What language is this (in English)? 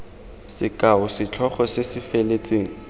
Tswana